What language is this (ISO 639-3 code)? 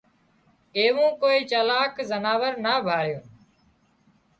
kxp